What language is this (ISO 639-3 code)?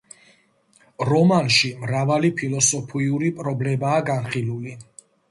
kat